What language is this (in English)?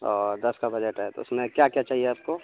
Urdu